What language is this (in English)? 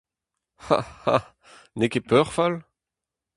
Breton